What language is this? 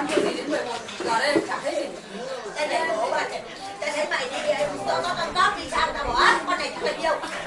Vietnamese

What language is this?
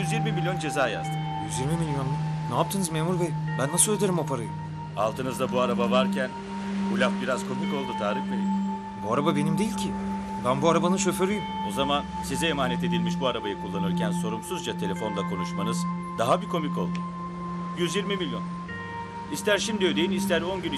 Turkish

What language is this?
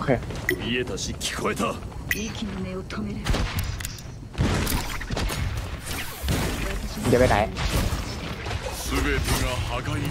Thai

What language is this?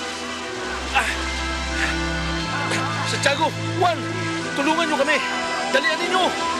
Filipino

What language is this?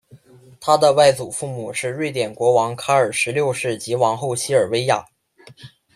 Chinese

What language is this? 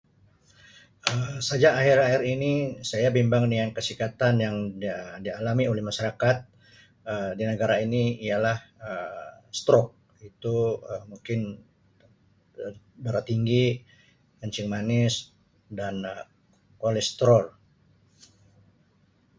Sabah Malay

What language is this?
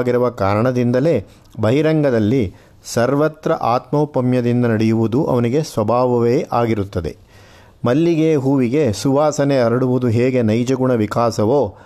Kannada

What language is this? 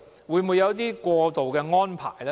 Cantonese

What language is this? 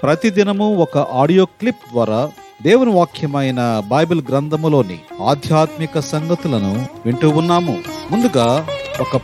Telugu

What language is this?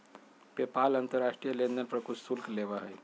Magahi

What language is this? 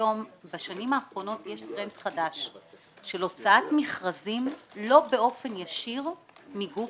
Hebrew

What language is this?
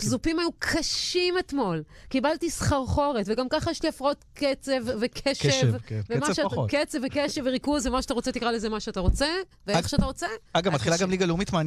Hebrew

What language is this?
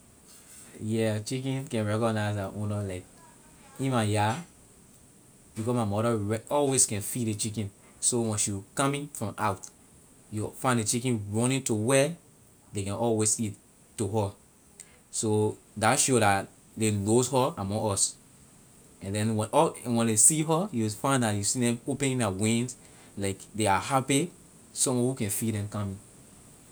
Liberian English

